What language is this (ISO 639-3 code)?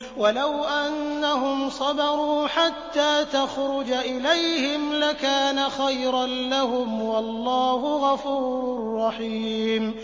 ara